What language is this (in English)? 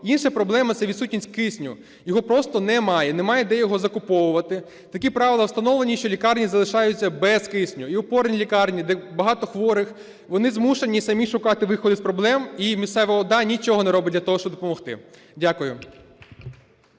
Ukrainian